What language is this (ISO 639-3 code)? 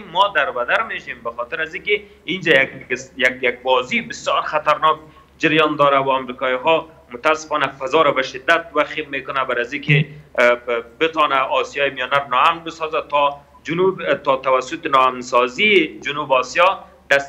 fas